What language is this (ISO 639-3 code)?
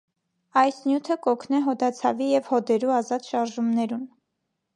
hye